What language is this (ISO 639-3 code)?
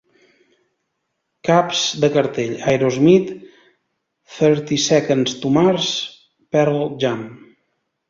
cat